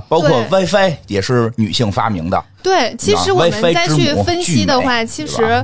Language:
Chinese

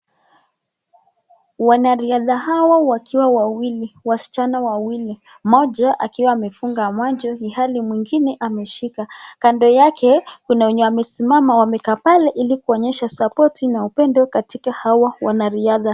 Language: Swahili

